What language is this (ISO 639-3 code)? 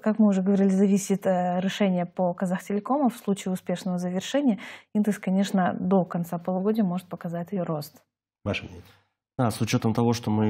rus